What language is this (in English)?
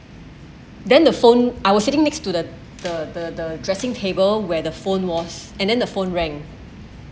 English